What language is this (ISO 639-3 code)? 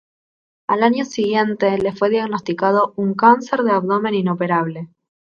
spa